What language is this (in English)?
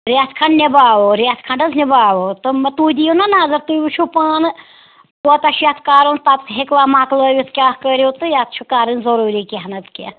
Kashmiri